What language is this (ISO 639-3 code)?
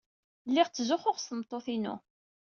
kab